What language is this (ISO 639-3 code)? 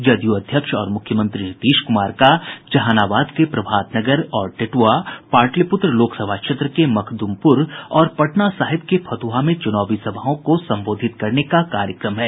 hin